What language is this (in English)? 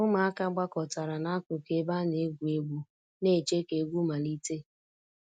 Igbo